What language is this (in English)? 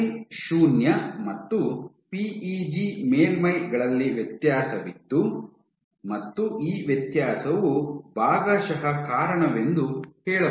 Kannada